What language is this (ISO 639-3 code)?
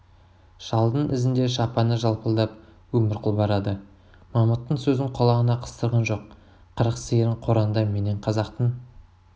kaz